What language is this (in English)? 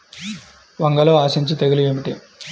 Telugu